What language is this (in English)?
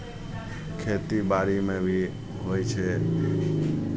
Maithili